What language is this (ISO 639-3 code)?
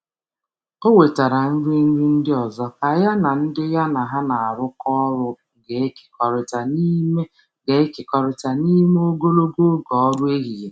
ibo